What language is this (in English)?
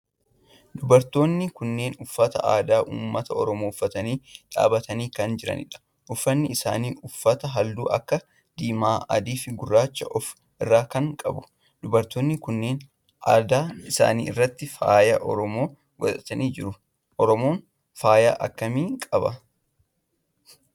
Oromo